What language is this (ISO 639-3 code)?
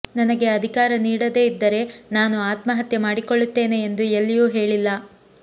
kan